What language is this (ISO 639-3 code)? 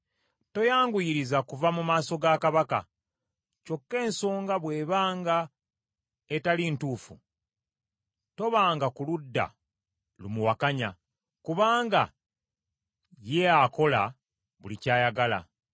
lug